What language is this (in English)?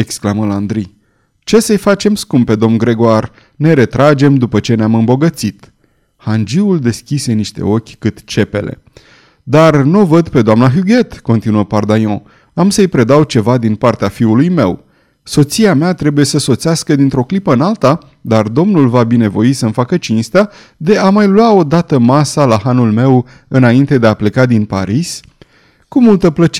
Romanian